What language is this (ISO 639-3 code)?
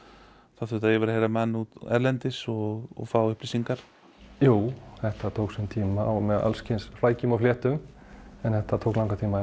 isl